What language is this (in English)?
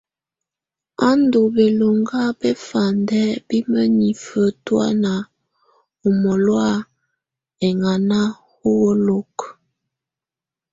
Tunen